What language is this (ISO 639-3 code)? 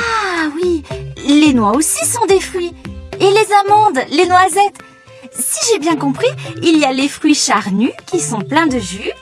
fra